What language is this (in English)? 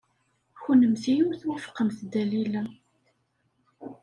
Kabyle